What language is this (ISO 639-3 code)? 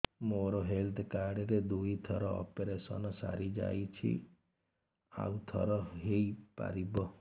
ori